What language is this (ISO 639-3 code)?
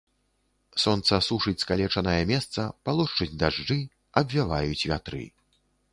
bel